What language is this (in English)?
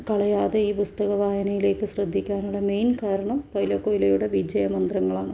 Malayalam